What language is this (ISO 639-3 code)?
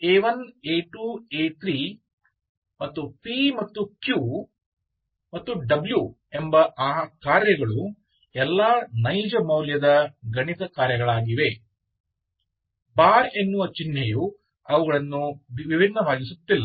kan